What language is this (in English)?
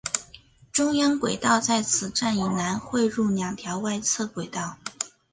Chinese